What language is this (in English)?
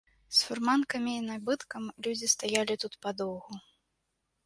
Belarusian